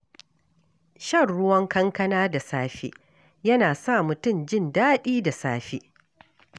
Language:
Hausa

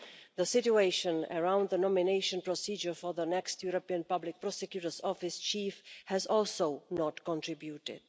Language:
English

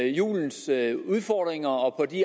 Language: Danish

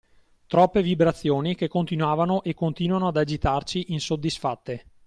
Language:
Italian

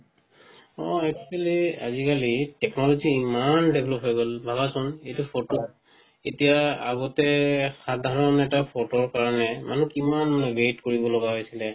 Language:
Assamese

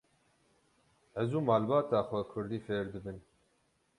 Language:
Kurdish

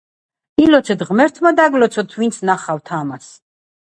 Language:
Georgian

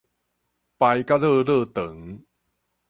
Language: Min Nan Chinese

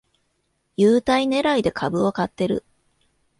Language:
Japanese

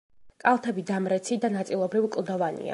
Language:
Georgian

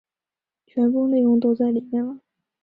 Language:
Chinese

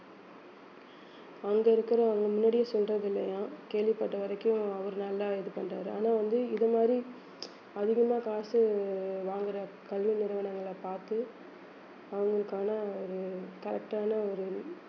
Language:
Tamil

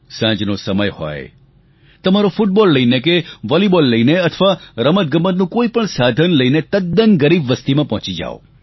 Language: Gujarati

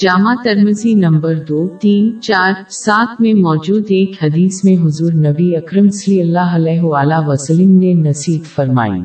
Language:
Urdu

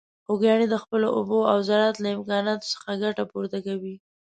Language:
Pashto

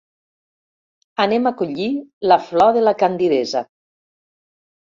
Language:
Catalan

